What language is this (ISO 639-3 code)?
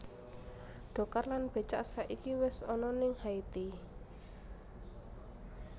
jav